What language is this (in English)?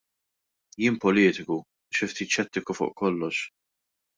Maltese